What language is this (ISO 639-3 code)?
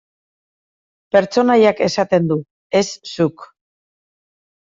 eus